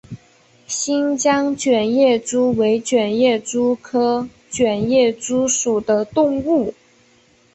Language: Chinese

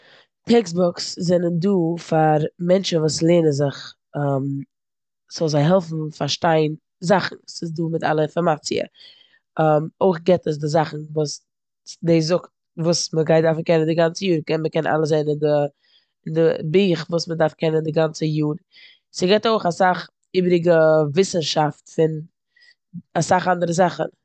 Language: Yiddish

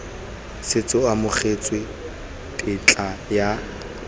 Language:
Tswana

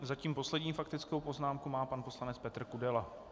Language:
Czech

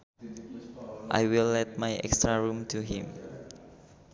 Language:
Sundanese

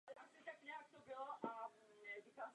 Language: Czech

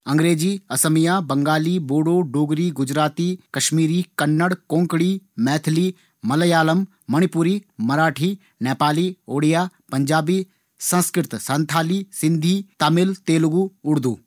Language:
Garhwali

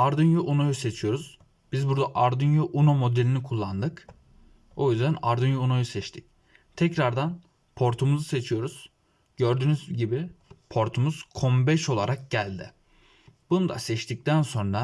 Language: Turkish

